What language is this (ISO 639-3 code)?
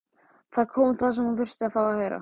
isl